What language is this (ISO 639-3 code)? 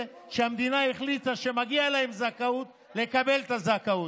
heb